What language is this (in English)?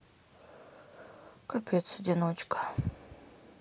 Russian